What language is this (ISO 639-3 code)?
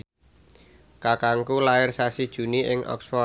jav